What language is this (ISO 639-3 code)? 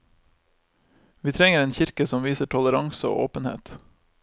nor